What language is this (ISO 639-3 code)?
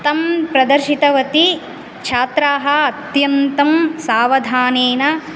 san